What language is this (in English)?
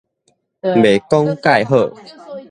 Min Nan Chinese